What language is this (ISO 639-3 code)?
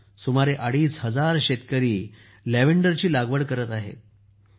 mar